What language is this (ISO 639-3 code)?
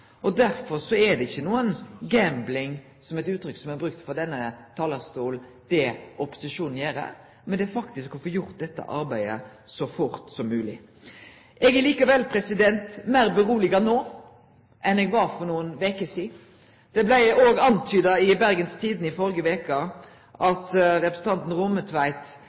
nno